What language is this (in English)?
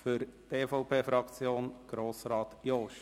Swiss German